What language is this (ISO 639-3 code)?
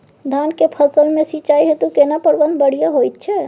mai